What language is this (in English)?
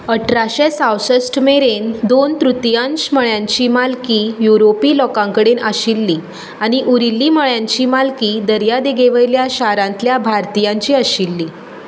Konkani